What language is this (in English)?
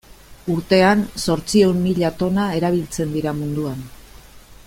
Basque